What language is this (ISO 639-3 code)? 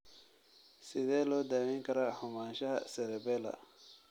som